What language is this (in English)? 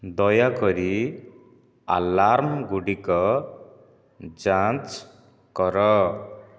Odia